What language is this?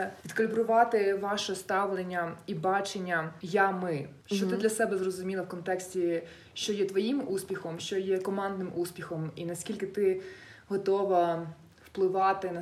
Ukrainian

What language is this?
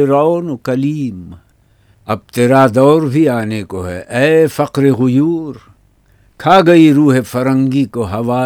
Urdu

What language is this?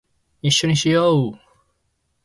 Japanese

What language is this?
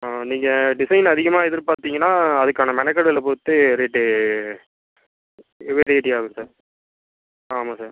Tamil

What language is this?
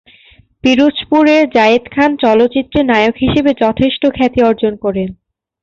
Bangla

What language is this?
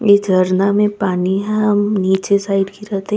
Chhattisgarhi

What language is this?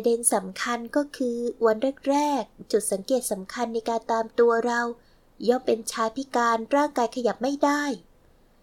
Thai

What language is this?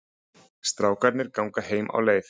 Icelandic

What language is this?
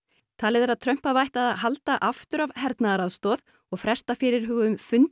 Icelandic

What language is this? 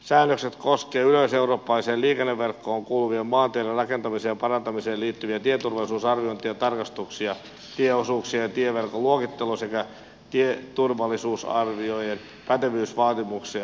Finnish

